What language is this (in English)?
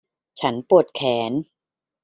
Thai